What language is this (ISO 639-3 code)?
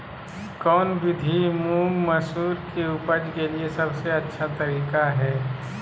mag